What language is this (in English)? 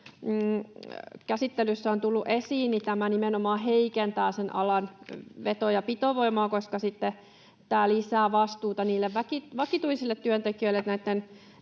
Finnish